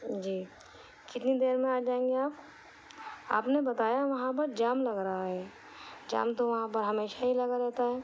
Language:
Urdu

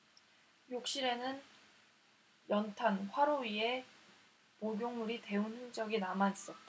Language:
Korean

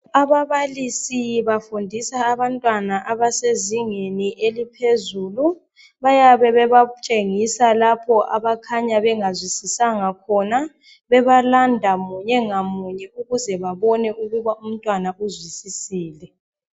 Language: North Ndebele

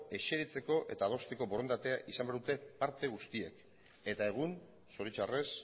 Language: Basque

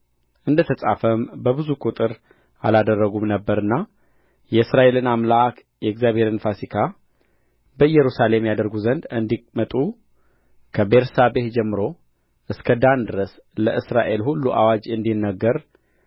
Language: Amharic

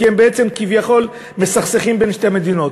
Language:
Hebrew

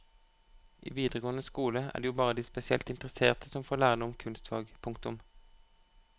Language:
Norwegian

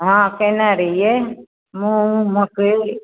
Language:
Maithili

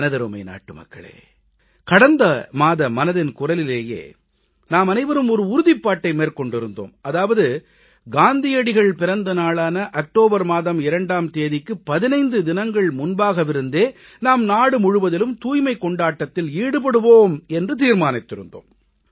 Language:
Tamil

